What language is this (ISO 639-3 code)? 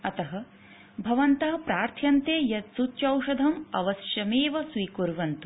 san